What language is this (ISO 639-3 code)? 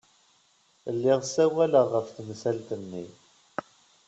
kab